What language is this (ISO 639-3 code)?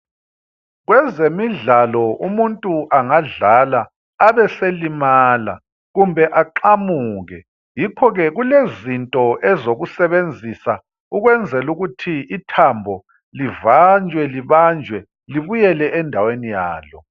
nde